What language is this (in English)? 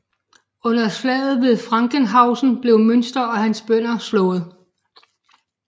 Danish